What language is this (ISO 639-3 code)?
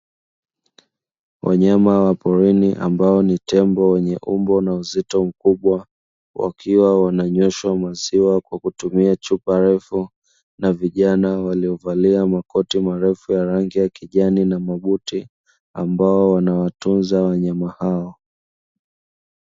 swa